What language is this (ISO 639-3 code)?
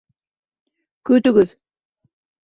bak